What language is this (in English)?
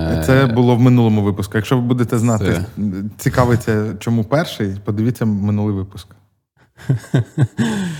Ukrainian